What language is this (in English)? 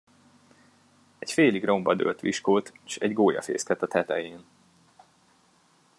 Hungarian